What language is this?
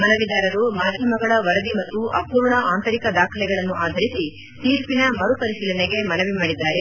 Kannada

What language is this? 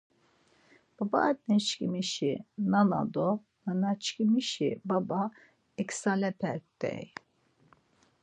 Laz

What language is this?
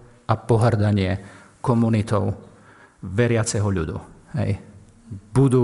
Slovak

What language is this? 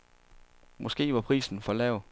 Danish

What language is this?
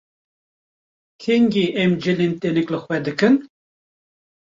Kurdish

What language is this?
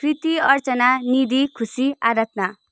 Nepali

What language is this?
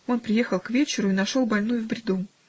Russian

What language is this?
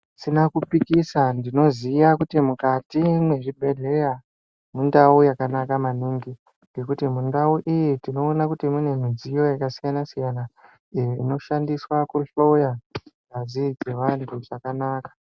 Ndau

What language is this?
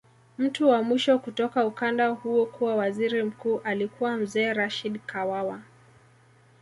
Swahili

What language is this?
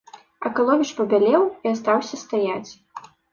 Belarusian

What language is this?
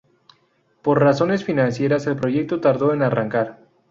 Spanish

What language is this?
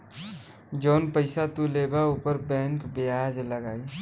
Bhojpuri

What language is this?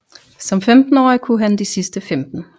Danish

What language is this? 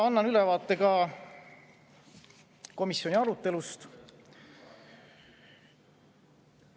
Estonian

